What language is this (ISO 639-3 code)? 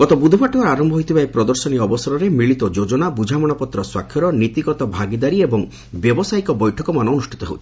ori